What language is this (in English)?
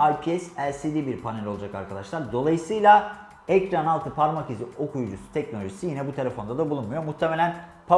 Turkish